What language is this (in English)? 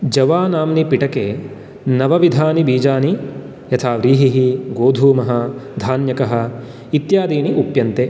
Sanskrit